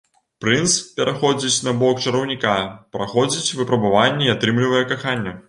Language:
Belarusian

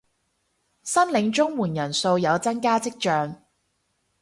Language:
Cantonese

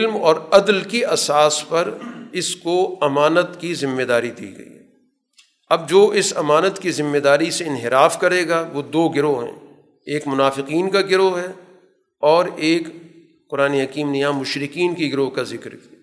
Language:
Urdu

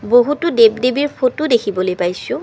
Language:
Assamese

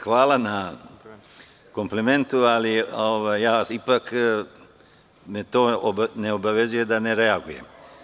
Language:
Serbian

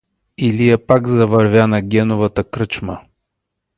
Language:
Bulgarian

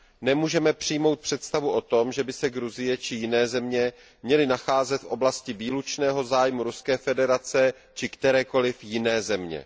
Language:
Czech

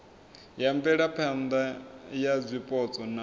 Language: Venda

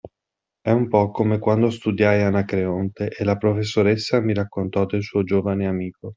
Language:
Italian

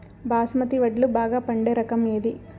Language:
Telugu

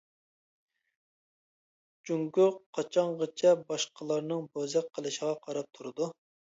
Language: Uyghur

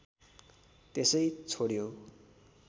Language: Nepali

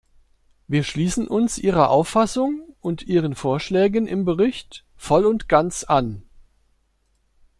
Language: German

